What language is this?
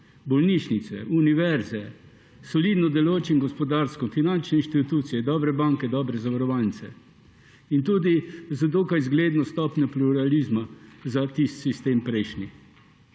Slovenian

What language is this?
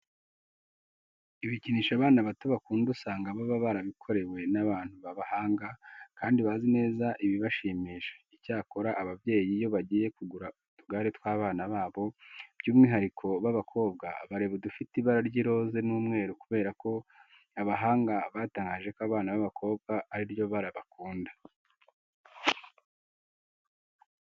Kinyarwanda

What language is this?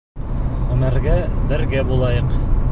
Bashkir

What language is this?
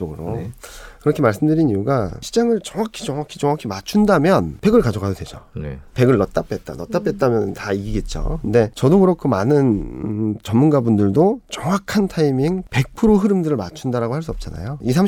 Korean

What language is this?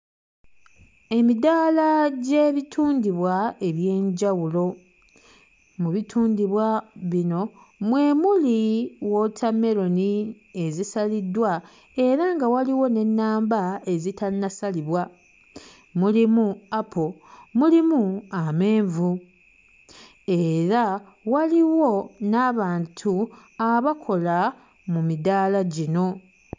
Ganda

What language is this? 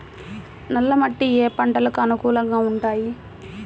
Telugu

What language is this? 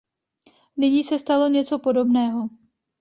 Czech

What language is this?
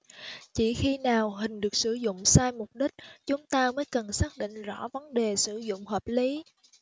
Vietnamese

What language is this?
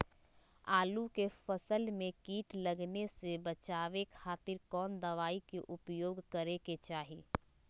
Magahi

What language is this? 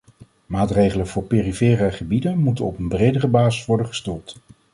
Dutch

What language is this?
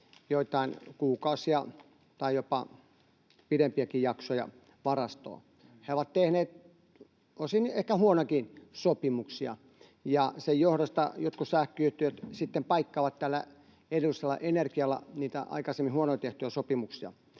Finnish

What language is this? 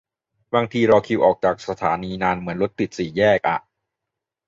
Thai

